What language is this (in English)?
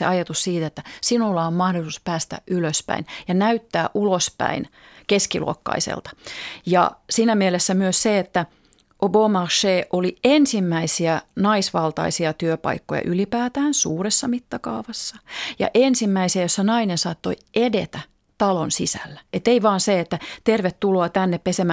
Finnish